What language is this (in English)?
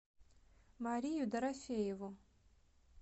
Russian